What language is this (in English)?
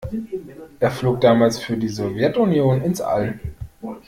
German